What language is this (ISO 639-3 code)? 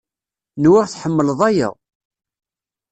kab